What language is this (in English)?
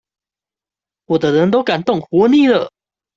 Chinese